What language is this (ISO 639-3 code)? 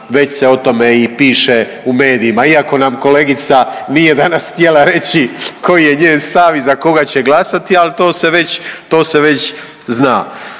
hrv